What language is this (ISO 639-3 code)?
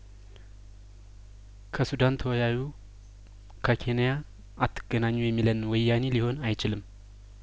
amh